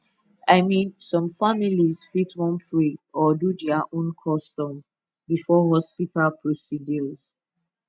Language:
Nigerian Pidgin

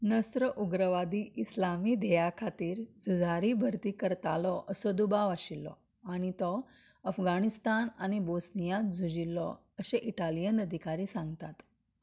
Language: Konkani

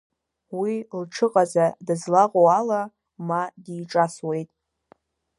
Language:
Abkhazian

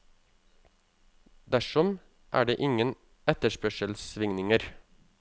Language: Norwegian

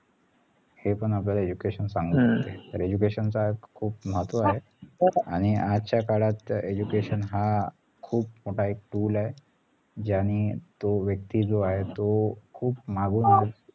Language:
Marathi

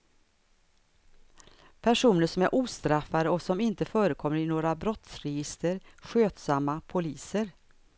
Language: Swedish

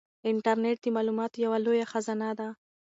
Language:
Pashto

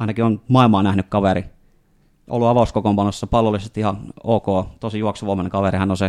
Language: Finnish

